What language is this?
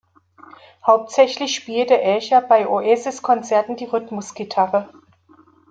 German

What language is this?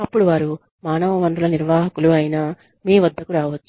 Telugu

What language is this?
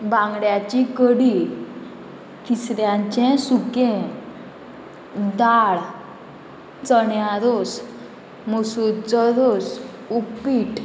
Konkani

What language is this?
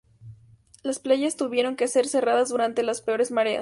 Spanish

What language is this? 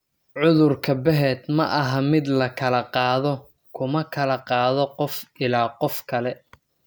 Somali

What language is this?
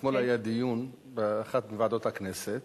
Hebrew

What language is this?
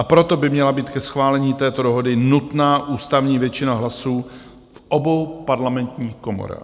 Czech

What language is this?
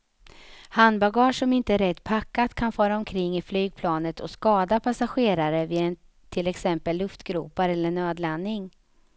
Swedish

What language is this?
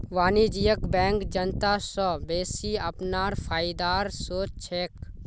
Magahi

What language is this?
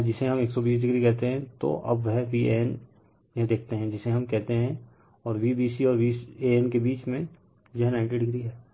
Hindi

